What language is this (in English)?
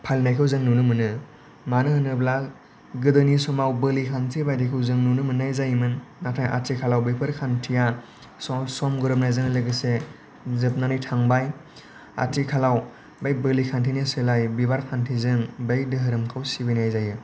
Bodo